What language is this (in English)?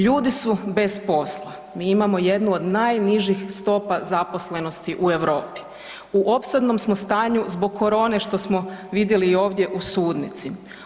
Croatian